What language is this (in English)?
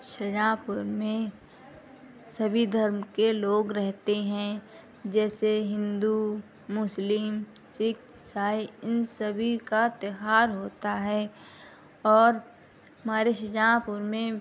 Urdu